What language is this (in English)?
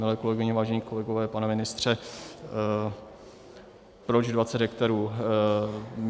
Czech